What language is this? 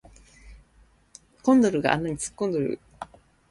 Japanese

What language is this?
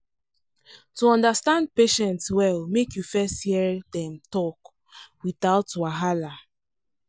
Nigerian Pidgin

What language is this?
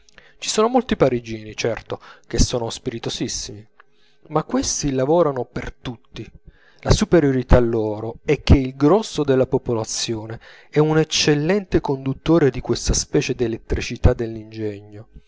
Italian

